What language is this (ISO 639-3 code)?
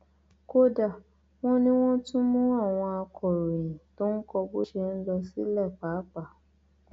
yor